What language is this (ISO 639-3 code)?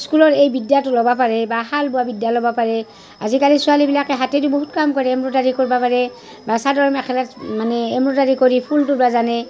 asm